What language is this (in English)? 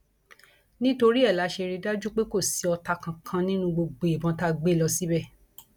Yoruba